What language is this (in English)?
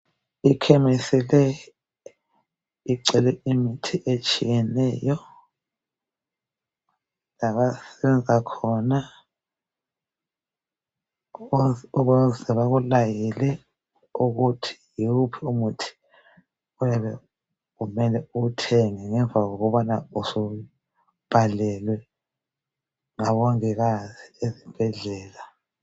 North Ndebele